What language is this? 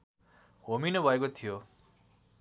Nepali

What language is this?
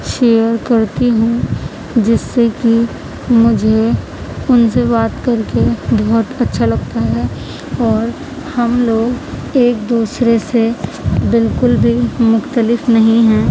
Urdu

